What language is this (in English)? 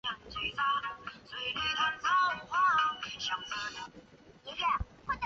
Chinese